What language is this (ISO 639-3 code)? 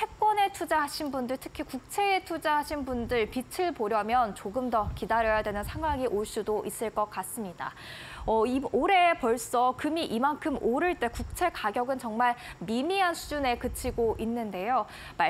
kor